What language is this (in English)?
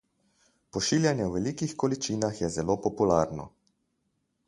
Slovenian